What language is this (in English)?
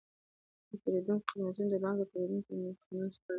Pashto